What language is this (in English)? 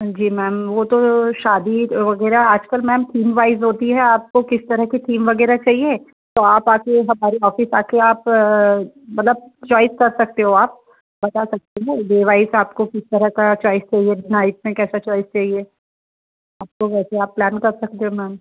Hindi